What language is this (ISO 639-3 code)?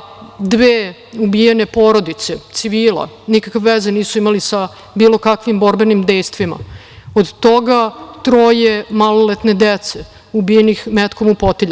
srp